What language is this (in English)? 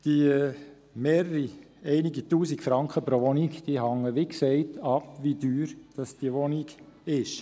Swiss German